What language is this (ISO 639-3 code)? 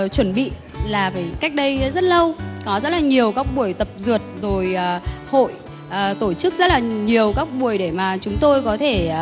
vie